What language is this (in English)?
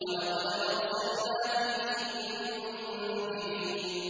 Arabic